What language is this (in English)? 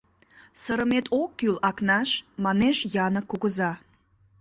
Mari